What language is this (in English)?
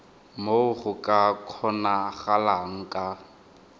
Tswana